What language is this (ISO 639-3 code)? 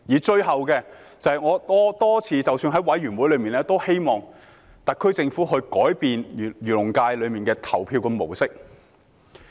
yue